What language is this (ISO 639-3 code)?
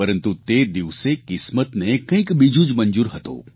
guj